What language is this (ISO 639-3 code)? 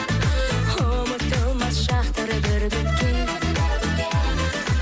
kaz